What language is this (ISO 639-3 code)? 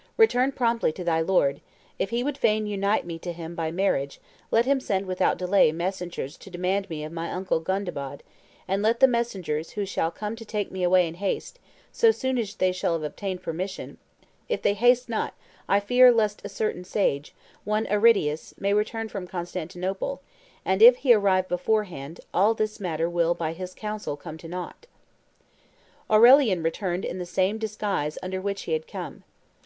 eng